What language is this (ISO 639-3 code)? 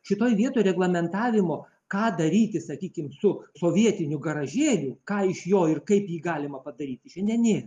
lit